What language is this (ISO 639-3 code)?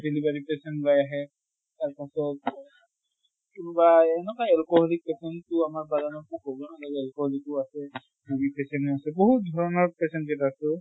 asm